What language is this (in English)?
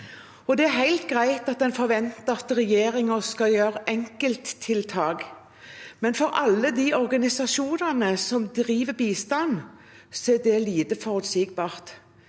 Norwegian